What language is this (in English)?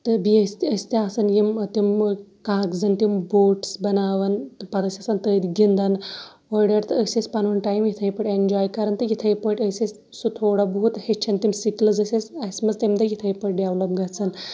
Kashmiri